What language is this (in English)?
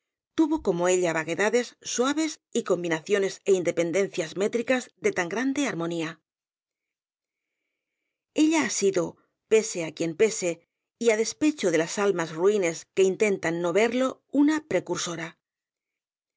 Spanish